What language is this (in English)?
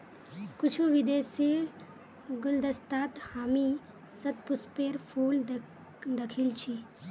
Magahi